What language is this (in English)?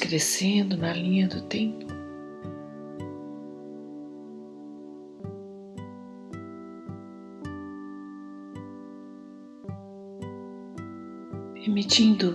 Portuguese